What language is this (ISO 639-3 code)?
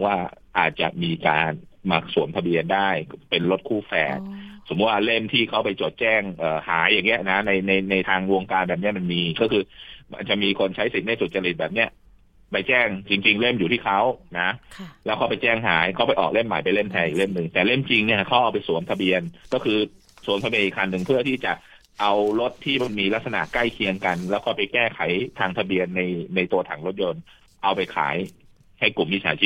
tha